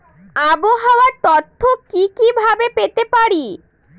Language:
Bangla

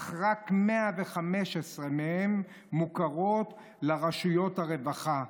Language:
Hebrew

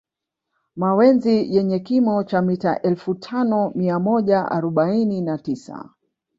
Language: Swahili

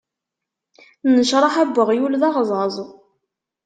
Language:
Kabyle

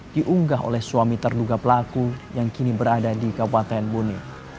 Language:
Indonesian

